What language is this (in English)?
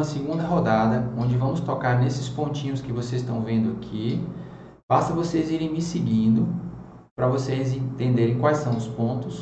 Portuguese